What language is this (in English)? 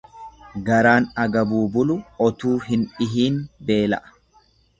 Oromo